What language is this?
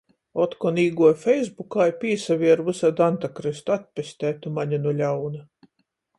Latgalian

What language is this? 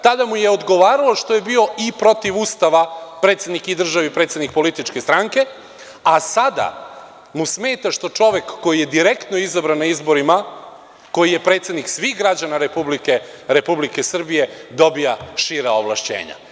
Serbian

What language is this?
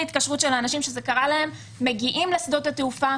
Hebrew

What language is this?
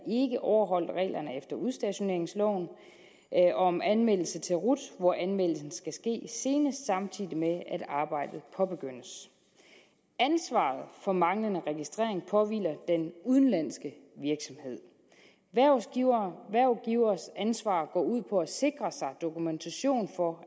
Danish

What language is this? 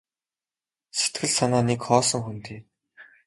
Mongolian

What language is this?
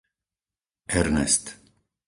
Slovak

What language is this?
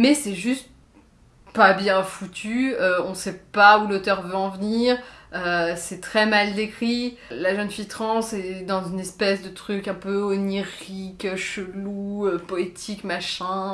French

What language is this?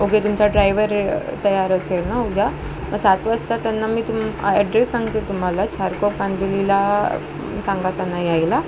Marathi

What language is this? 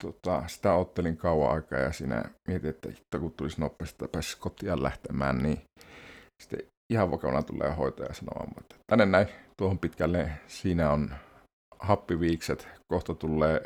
Finnish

